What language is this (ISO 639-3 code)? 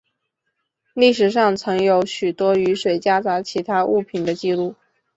zho